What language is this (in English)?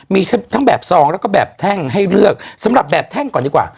Thai